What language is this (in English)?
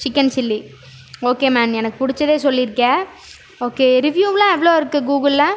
Tamil